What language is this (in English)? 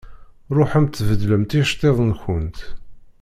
Kabyle